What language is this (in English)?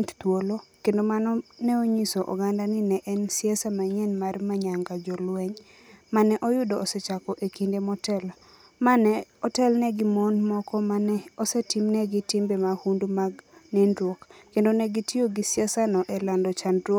Luo (Kenya and Tanzania)